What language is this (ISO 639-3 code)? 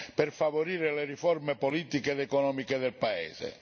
ita